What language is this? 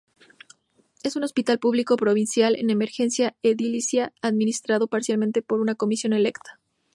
Spanish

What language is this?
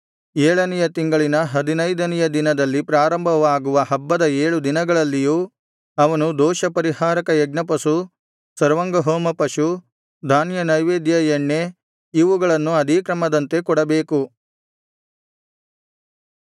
Kannada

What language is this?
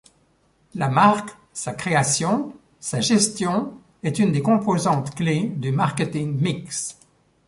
French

